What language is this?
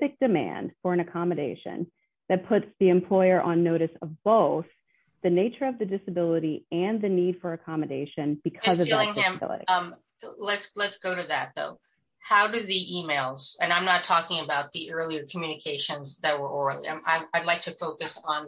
English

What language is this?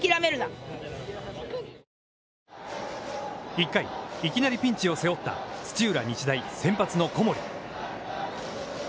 Japanese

